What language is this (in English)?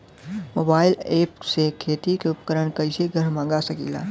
Bhojpuri